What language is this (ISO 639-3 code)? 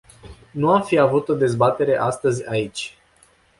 ron